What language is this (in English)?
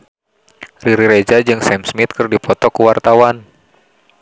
Sundanese